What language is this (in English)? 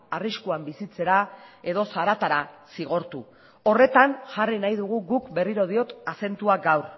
Basque